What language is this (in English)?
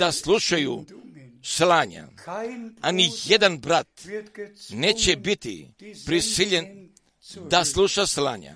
Croatian